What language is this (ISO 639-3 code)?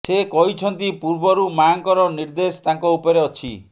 ori